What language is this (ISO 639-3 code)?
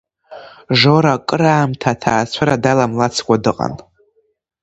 abk